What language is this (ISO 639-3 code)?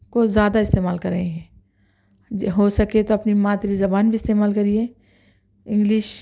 urd